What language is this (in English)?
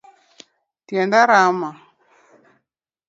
Luo (Kenya and Tanzania)